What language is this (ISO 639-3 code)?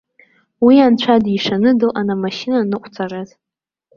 abk